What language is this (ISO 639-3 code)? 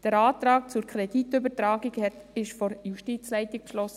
gsw